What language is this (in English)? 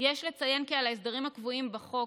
Hebrew